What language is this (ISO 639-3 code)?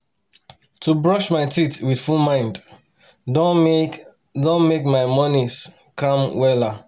pcm